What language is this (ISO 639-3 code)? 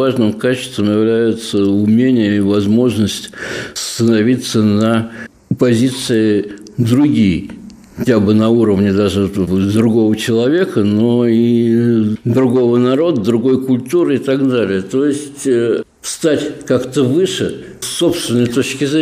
rus